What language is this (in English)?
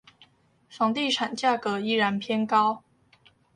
Chinese